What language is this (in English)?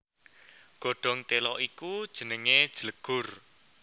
Javanese